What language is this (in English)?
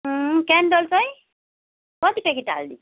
Nepali